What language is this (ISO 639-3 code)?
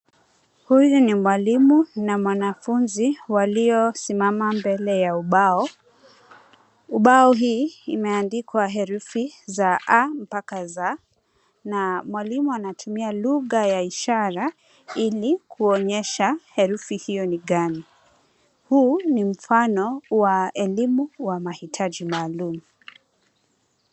swa